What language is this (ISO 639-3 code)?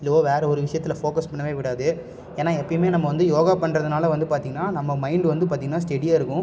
tam